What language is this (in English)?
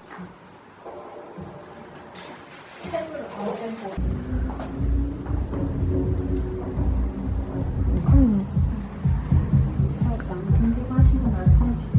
Korean